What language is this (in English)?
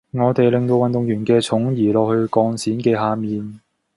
Cantonese